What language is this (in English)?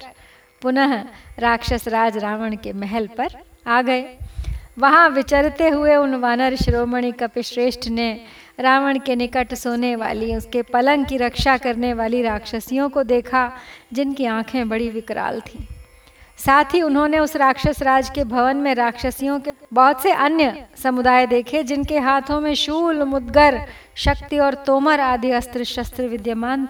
Hindi